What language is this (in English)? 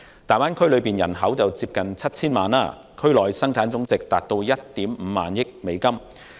Cantonese